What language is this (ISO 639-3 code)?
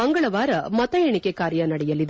kan